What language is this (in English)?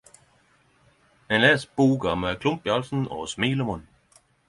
Norwegian Nynorsk